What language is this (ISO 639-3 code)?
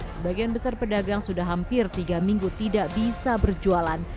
ind